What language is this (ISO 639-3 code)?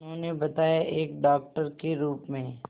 hin